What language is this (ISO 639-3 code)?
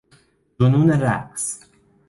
fas